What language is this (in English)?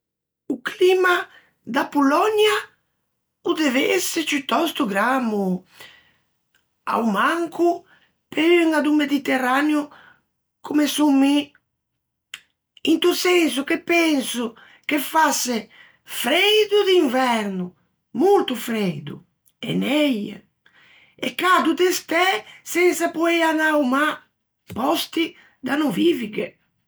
Ligurian